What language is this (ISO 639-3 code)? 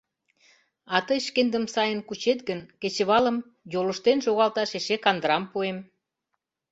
chm